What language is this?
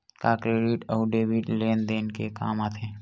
Chhattisgarhi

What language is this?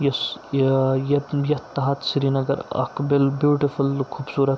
Kashmiri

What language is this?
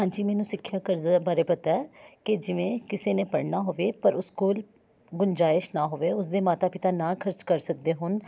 Punjabi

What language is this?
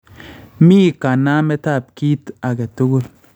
Kalenjin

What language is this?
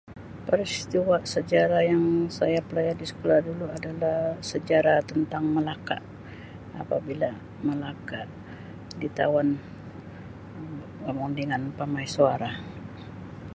Sabah Malay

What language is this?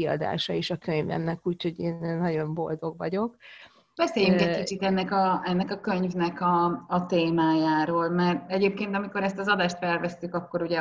Hungarian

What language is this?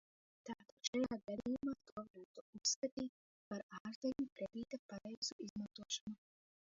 Latvian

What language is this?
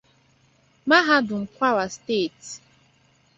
Igbo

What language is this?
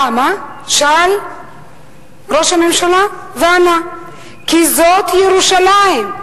Hebrew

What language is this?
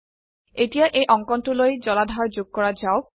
Assamese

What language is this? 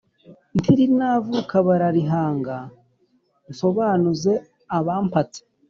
Kinyarwanda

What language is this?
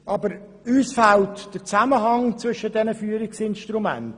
Swiss German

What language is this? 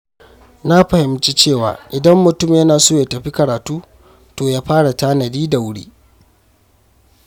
Hausa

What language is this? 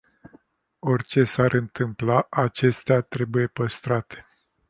Romanian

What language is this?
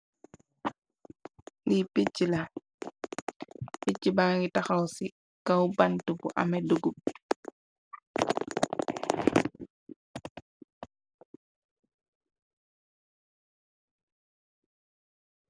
Wolof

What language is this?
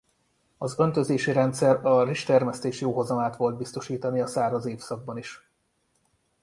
Hungarian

